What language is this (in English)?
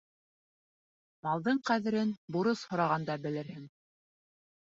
Bashkir